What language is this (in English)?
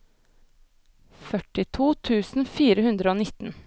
Norwegian